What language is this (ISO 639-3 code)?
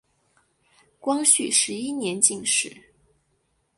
zho